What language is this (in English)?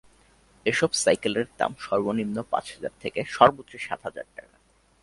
Bangla